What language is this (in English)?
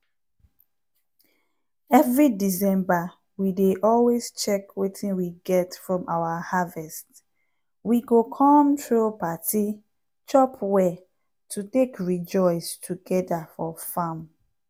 Nigerian Pidgin